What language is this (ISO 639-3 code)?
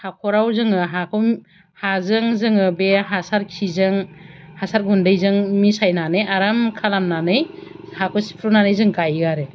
brx